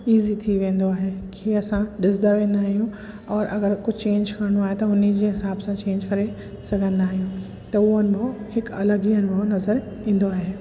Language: Sindhi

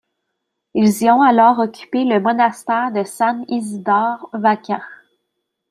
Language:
French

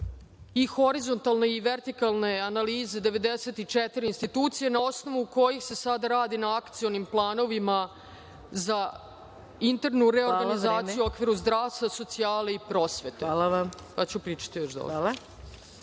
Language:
Serbian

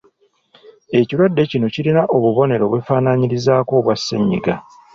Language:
Ganda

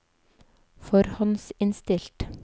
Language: Norwegian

